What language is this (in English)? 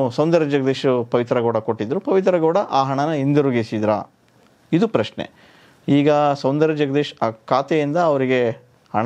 Kannada